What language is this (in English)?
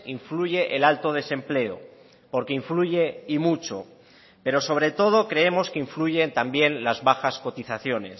Spanish